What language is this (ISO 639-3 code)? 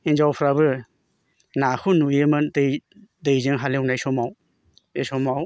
brx